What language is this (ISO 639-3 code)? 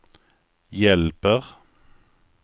swe